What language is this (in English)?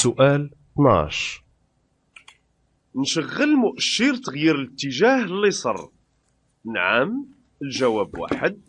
Arabic